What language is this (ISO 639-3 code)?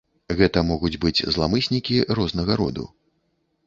bel